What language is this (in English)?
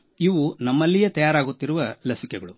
Kannada